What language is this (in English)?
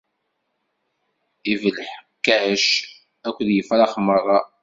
Kabyle